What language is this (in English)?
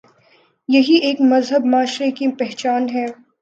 Urdu